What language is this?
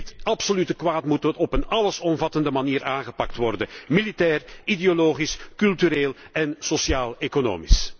Dutch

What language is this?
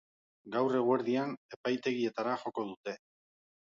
Basque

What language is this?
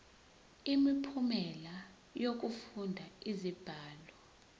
Zulu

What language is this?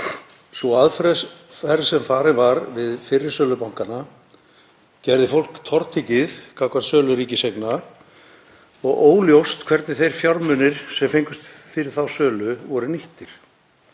Icelandic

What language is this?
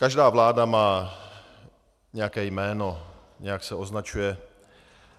Czech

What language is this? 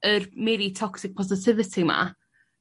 Welsh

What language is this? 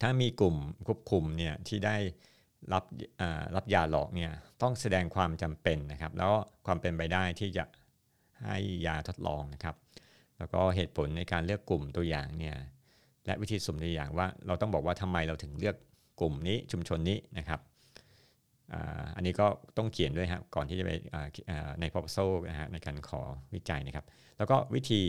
Thai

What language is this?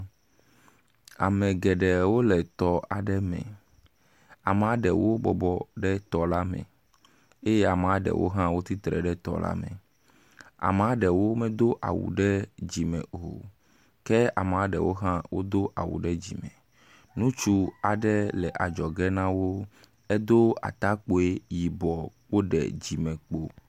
Ewe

